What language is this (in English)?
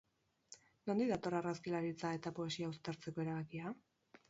Basque